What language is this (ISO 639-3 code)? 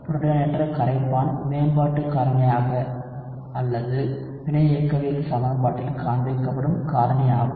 tam